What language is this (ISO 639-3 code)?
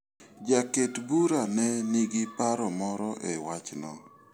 luo